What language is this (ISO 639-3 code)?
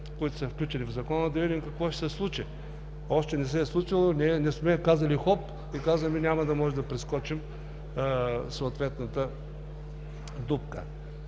bul